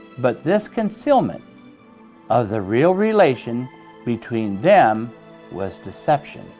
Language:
English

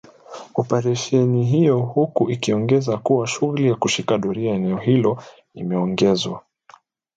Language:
Swahili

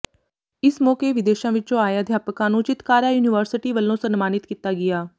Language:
Punjabi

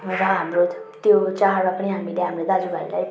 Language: Nepali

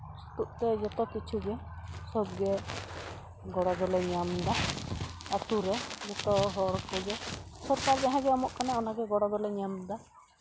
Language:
Santali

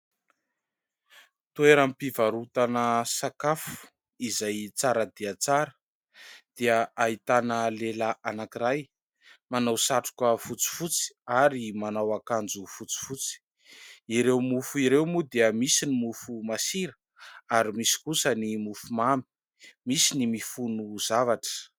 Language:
Malagasy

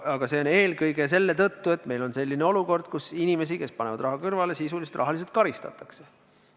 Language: Estonian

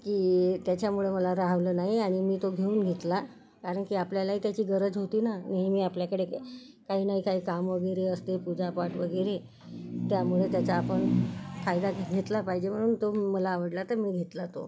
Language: Marathi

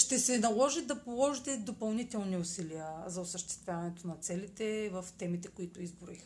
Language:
Bulgarian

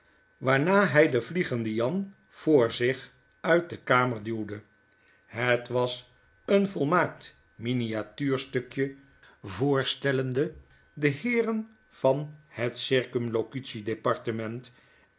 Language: Dutch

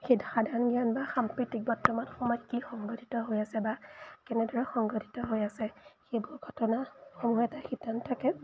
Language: Assamese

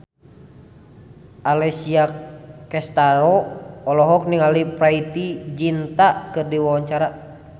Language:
Sundanese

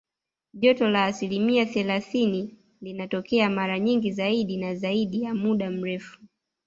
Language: Swahili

